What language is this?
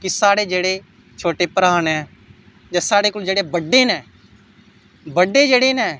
Dogri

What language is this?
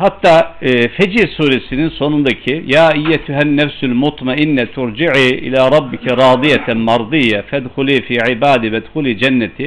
Turkish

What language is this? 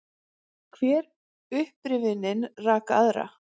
Icelandic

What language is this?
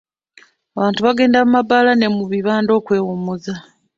Ganda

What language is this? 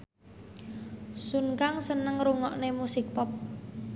Javanese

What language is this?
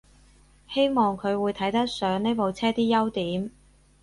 Cantonese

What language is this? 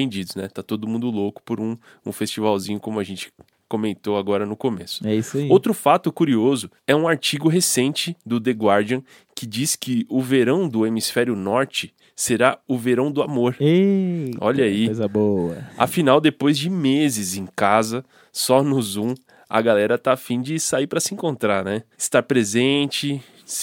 Portuguese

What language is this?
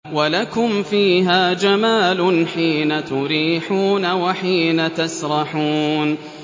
Arabic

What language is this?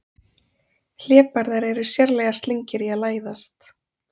Icelandic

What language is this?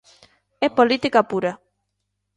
Galician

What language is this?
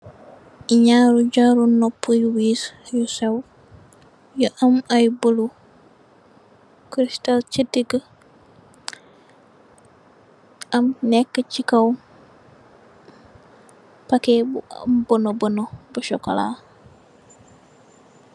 Wolof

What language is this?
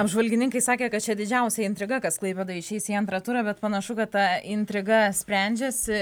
Lithuanian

